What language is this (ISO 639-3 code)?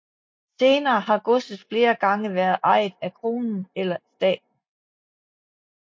dan